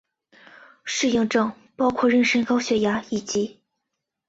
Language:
Chinese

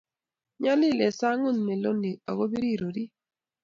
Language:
Kalenjin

